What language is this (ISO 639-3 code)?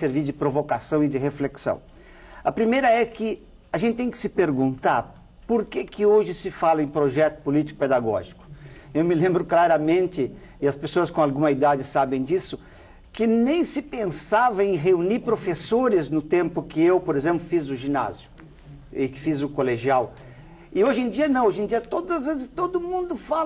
por